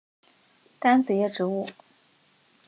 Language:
Chinese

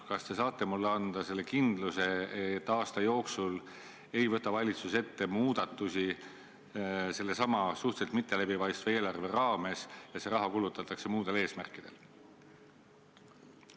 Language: Estonian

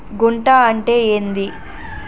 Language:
Telugu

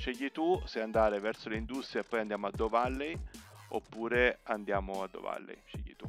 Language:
Italian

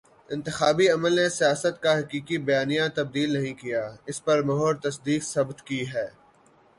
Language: Urdu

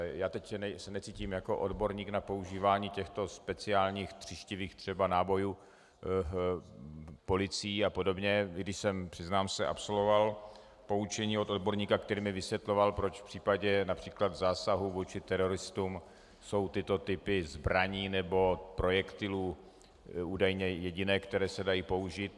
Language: Czech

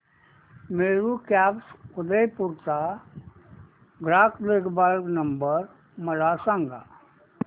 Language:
Marathi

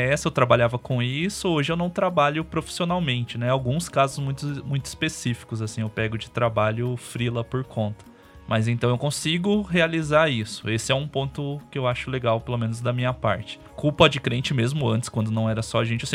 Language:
Portuguese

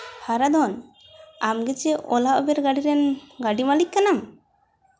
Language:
Santali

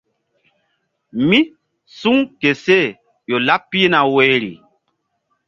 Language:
Mbum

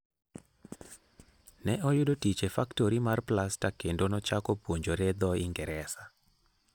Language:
Luo (Kenya and Tanzania)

